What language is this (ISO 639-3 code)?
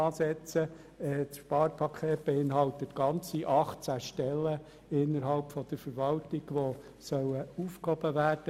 gsw